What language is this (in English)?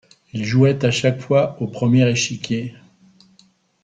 French